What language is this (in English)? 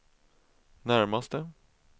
Swedish